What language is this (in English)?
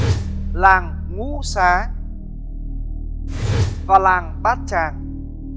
Vietnamese